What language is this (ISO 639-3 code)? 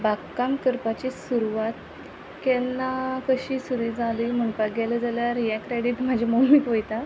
kok